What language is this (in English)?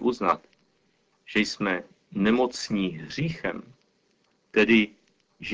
Czech